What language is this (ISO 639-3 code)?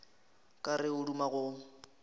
nso